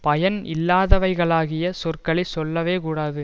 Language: Tamil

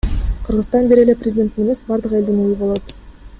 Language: Kyrgyz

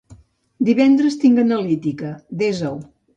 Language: Catalan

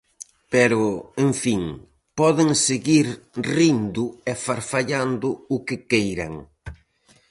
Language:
Galician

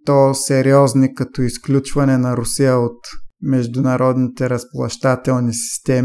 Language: Bulgarian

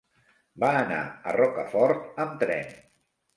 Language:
Catalan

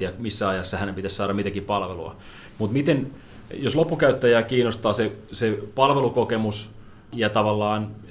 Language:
Finnish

